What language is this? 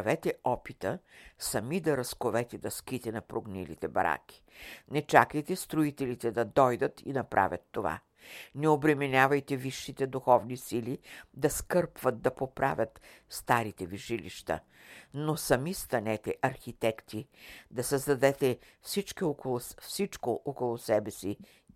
Bulgarian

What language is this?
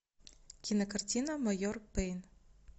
Russian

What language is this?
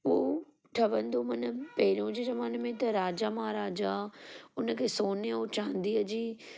Sindhi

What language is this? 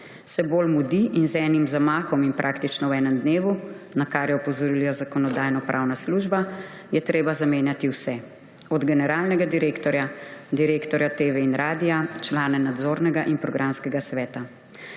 Slovenian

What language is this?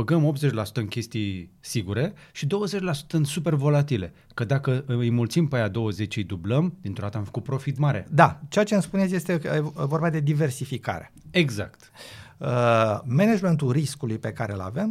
Romanian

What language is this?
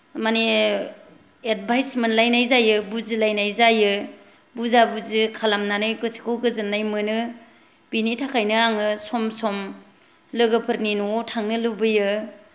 Bodo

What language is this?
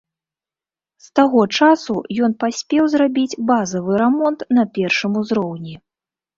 Belarusian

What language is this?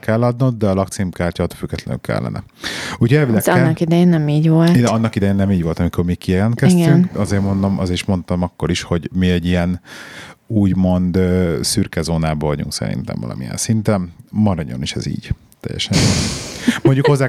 Hungarian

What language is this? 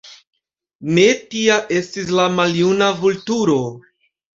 Esperanto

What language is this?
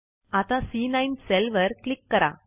Marathi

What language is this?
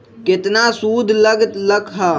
Magahi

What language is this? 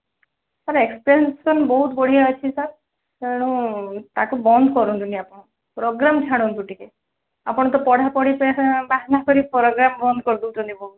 Odia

